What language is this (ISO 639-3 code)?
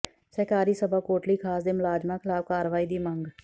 pan